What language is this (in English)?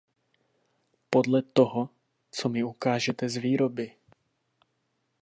Czech